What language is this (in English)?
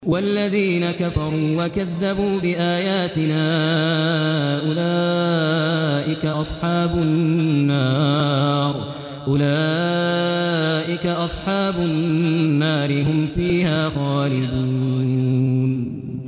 Arabic